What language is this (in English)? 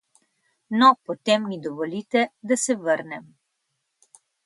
Slovenian